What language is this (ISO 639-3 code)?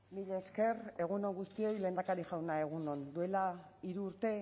eus